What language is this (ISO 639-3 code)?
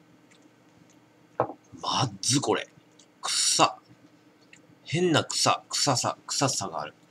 jpn